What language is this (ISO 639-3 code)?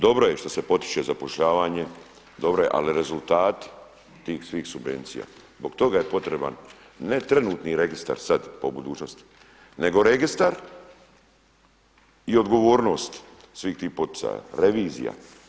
hrv